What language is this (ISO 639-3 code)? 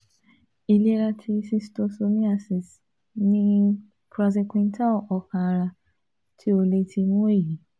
yor